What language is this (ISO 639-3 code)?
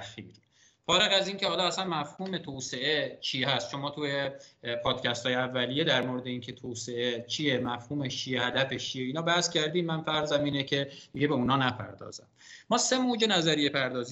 fas